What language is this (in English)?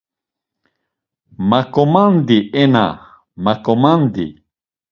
Laz